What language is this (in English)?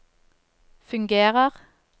Norwegian